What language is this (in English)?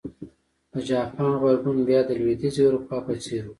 Pashto